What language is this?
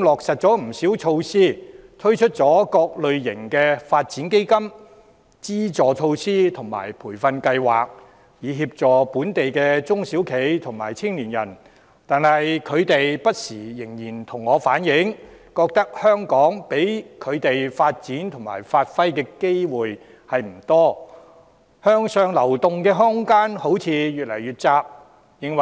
Cantonese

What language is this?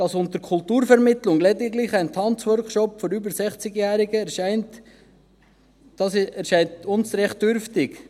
Swiss German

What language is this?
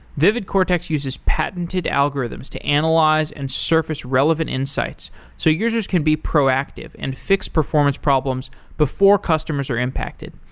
English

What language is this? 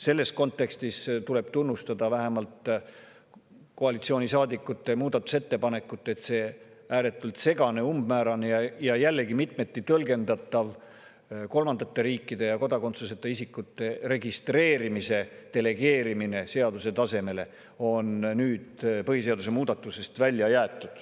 Estonian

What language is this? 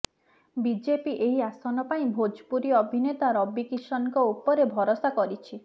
Odia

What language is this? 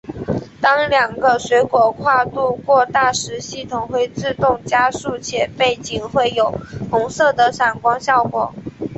Chinese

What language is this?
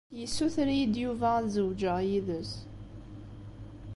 Kabyle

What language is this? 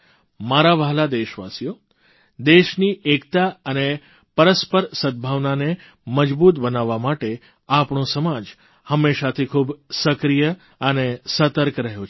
Gujarati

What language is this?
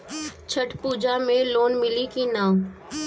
Bhojpuri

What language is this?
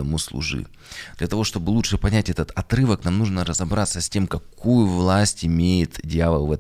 Russian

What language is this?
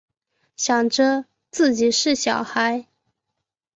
Chinese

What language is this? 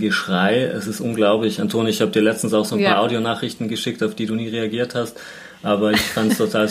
German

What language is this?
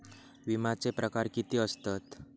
Marathi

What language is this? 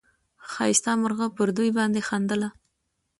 Pashto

